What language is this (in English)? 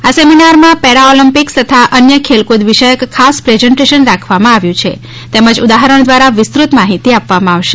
Gujarati